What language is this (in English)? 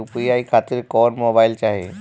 Bhojpuri